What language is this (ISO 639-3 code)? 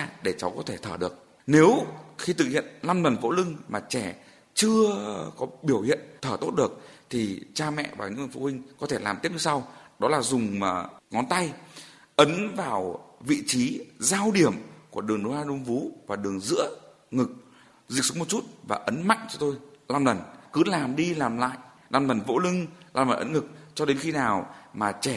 vie